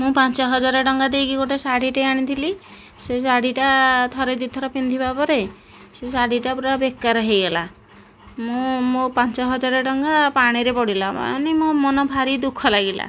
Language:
Odia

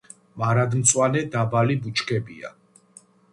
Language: Georgian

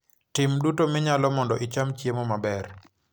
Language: Luo (Kenya and Tanzania)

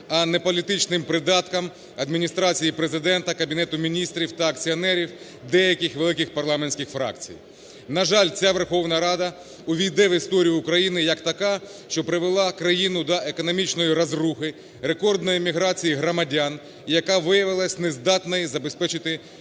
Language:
Ukrainian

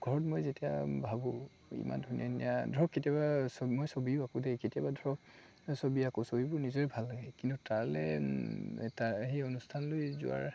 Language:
Assamese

